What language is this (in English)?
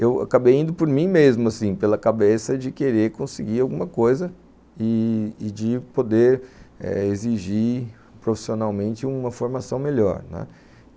Portuguese